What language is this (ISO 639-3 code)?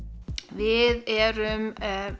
isl